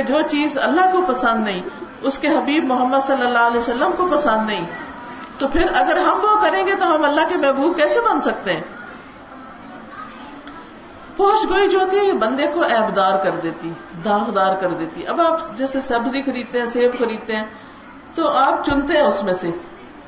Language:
Urdu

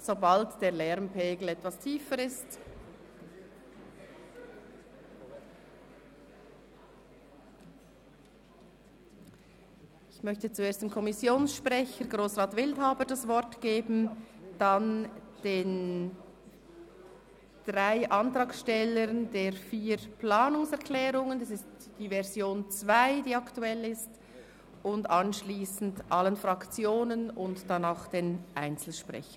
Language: Swiss German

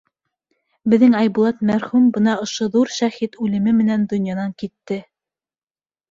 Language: Bashkir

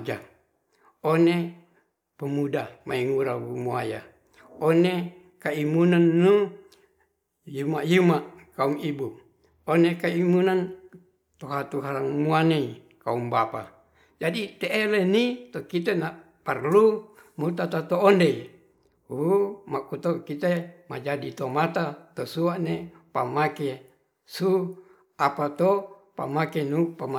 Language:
Ratahan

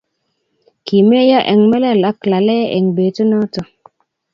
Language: Kalenjin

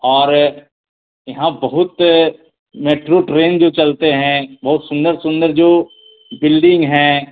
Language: Hindi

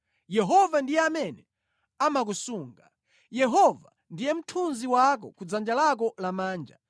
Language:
Nyanja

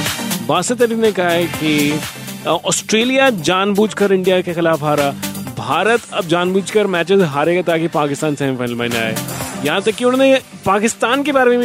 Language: Hindi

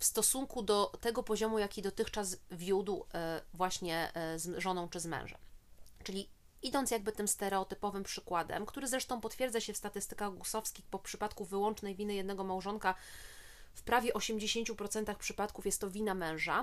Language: Polish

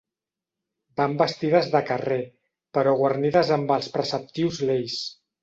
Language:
Catalan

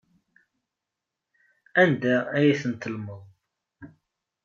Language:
Kabyle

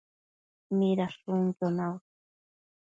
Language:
Matsés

